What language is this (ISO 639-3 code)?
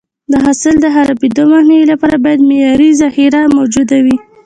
pus